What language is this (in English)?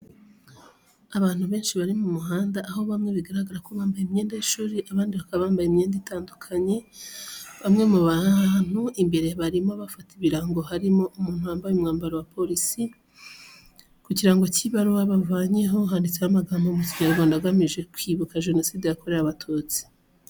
Kinyarwanda